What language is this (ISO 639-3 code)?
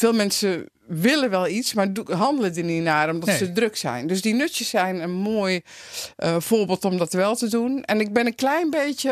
nld